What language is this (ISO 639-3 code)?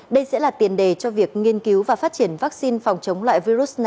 vie